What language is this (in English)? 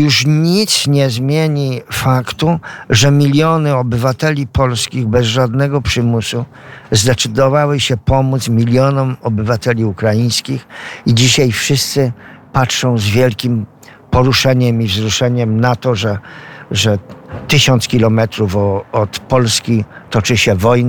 Polish